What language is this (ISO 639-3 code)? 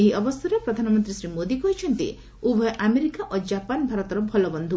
ori